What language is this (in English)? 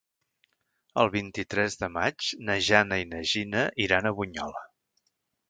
Catalan